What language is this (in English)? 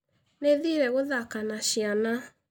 Kikuyu